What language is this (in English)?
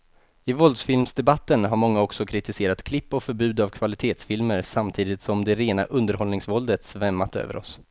Swedish